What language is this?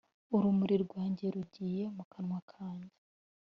Kinyarwanda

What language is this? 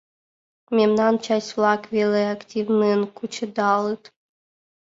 Mari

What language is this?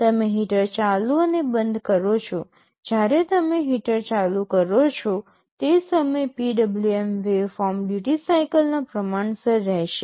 Gujarati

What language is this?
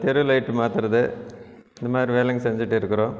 Tamil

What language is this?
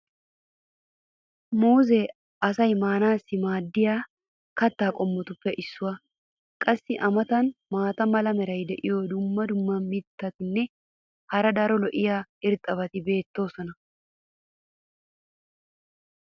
Wolaytta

